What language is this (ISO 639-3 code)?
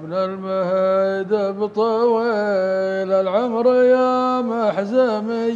ara